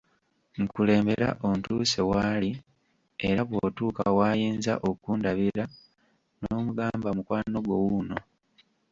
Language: Ganda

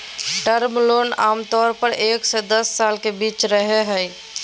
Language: Magahi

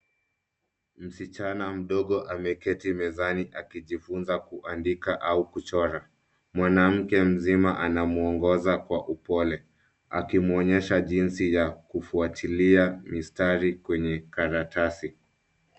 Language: Swahili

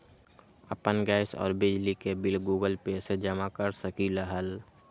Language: Magahi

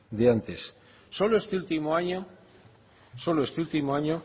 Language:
Spanish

